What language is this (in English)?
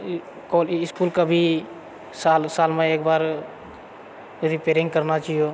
Maithili